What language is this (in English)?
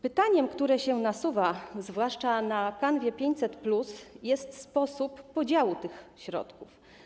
Polish